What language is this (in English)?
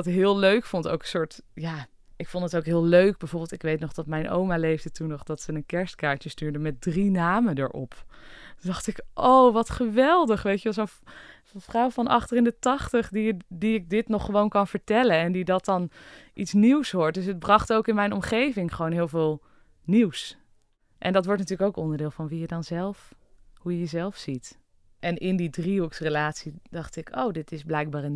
Dutch